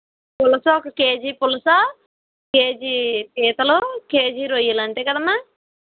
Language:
Telugu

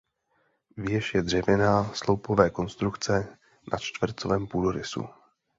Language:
Czech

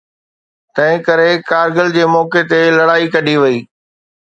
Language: Sindhi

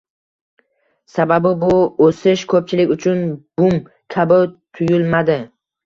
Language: Uzbek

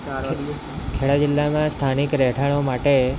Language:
Gujarati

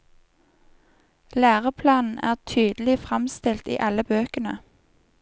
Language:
Norwegian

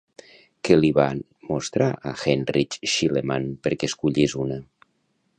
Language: Catalan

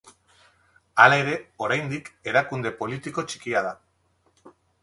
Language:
Basque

